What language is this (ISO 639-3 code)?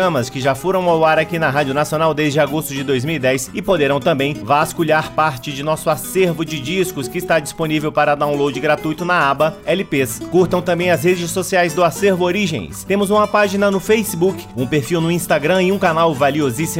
por